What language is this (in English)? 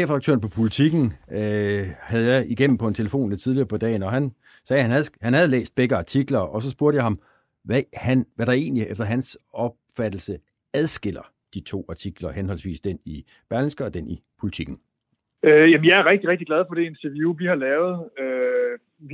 Danish